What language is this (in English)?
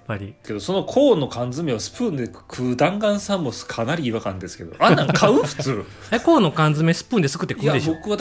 Japanese